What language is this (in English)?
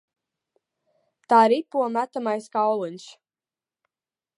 Latvian